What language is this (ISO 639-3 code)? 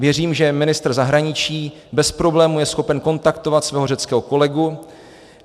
ces